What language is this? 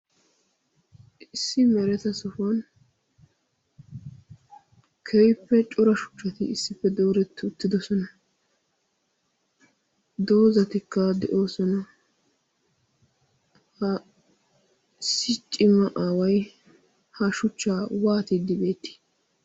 Wolaytta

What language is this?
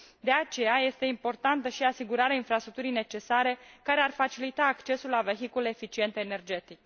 Romanian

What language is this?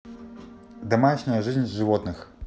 Russian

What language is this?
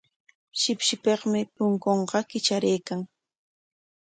Corongo Ancash Quechua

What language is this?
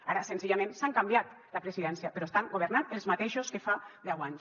Catalan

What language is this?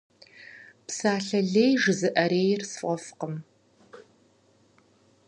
Kabardian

